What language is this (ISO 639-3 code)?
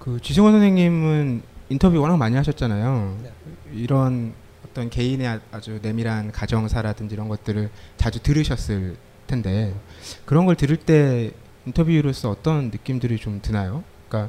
kor